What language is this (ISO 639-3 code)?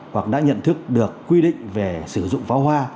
vie